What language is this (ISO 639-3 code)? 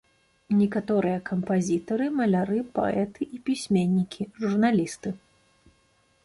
bel